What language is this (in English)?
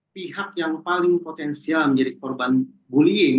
Indonesian